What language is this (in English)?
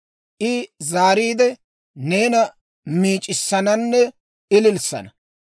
Dawro